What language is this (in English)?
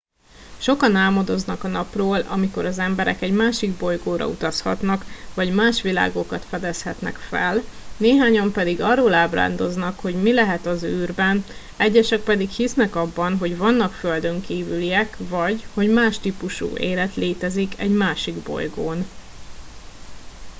Hungarian